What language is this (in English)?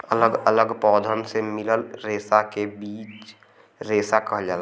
Bhojpuri